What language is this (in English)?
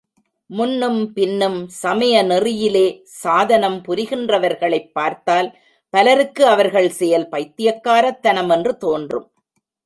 Tamil